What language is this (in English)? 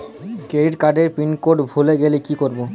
Bangla